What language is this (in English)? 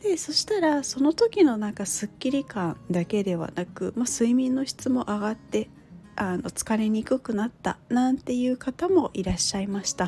Japanese